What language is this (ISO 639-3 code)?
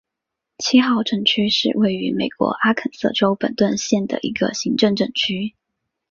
zho